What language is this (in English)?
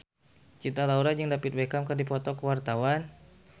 Sundanese